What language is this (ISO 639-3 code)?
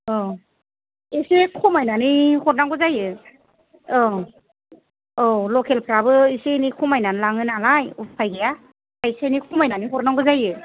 brx